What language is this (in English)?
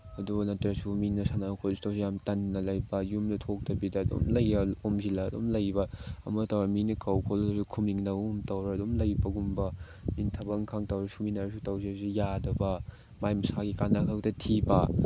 Manipuri